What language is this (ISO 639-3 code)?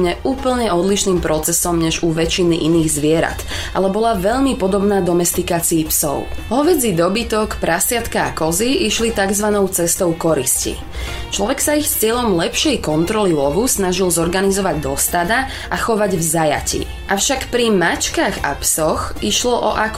slk